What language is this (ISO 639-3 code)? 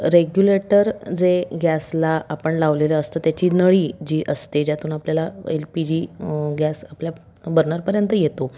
mar